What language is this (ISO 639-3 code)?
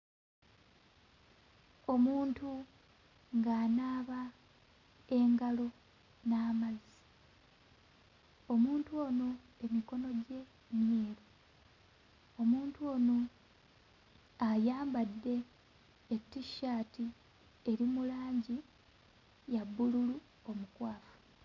lug